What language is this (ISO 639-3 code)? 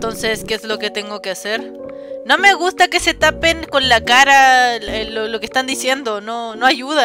spa